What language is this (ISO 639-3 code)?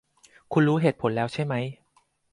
tha